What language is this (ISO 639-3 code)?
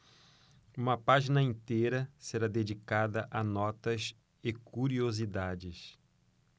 por